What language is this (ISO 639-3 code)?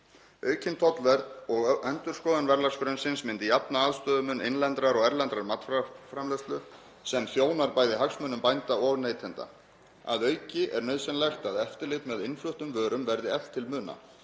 isl